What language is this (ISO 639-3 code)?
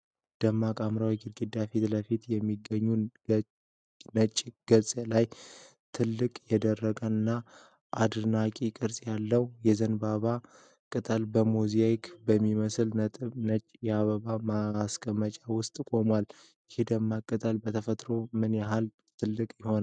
amh